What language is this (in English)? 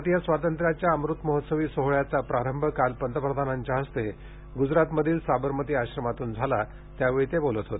Marathi